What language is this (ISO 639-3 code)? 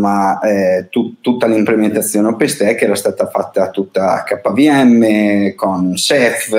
ita